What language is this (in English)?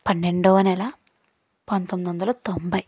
Telugu